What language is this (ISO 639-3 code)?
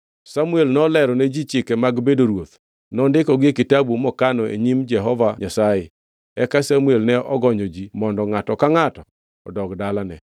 luo